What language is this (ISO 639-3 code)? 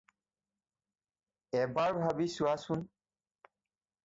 asm